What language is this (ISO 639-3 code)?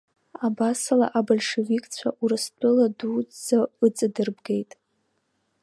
abk